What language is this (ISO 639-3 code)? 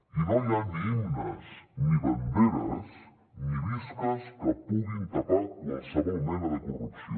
cat